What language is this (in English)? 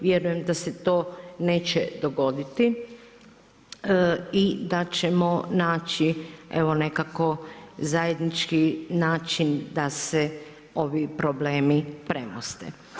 Croatian